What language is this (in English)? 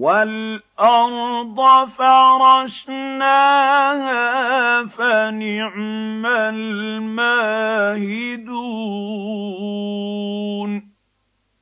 Arabic